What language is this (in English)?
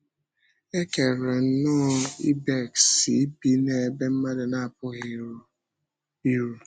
Igbo